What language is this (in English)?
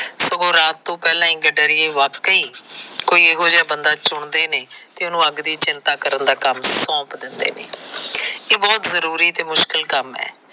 Punjabi